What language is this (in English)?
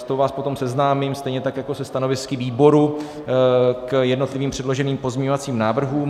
Czech